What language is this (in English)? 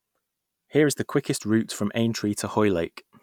English